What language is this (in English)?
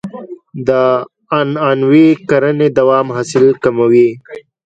Pashto